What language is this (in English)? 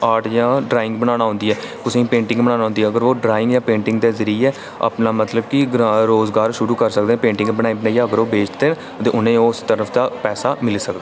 Dogri